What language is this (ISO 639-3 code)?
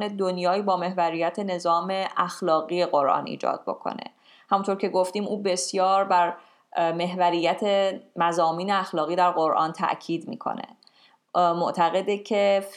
fas